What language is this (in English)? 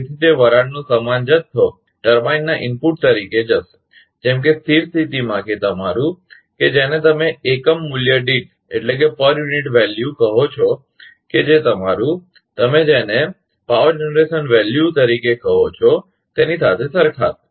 Gujarati